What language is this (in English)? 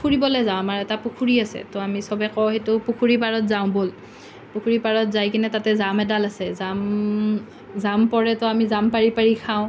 Assamese